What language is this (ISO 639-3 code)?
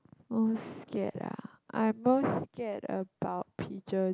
eng